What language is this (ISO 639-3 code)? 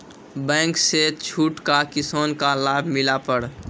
mai